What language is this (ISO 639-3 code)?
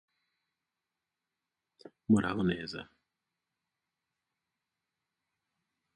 eng